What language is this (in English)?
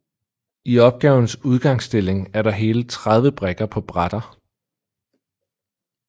Danish